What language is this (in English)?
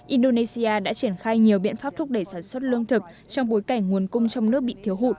Vietnamese